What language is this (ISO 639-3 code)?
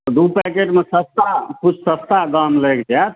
mai